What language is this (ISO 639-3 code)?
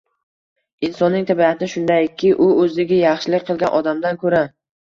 uzb